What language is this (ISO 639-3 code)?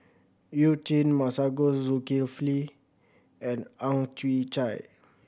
eng